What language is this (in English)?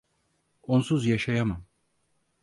Turkish